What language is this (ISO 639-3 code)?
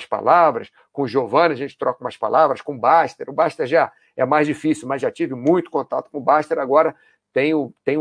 por